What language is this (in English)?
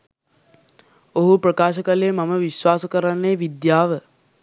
Sinhala